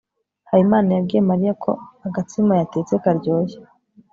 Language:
Kinyarwanda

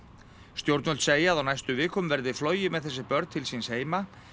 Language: Icelandic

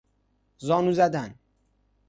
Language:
Persian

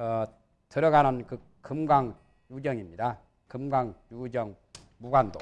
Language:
Korean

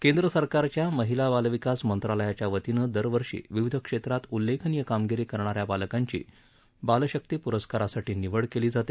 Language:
Marathi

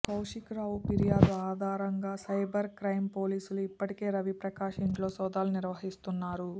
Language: Telugu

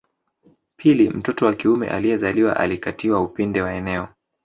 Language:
Swahili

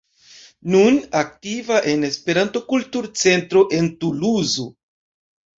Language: Esperanto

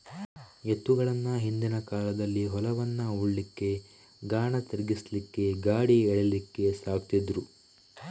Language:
Kannada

